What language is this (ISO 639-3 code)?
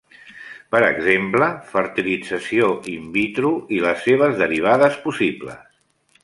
cat